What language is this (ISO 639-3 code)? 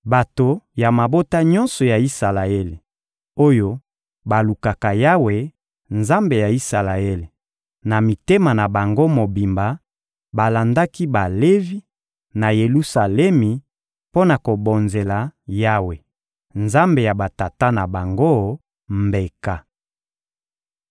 lin